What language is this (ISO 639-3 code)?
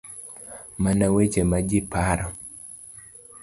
luo